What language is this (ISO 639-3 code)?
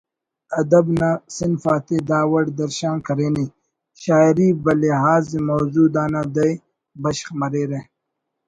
brh